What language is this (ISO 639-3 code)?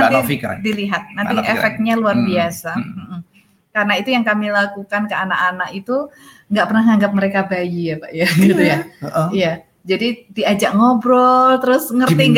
ind